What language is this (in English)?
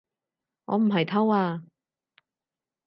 Cantonese